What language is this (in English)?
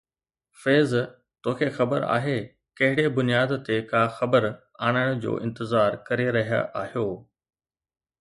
Sindhi